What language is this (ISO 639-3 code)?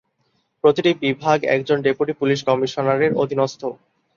ben